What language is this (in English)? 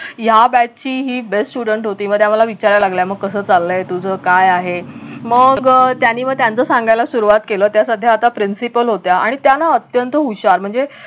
Marathi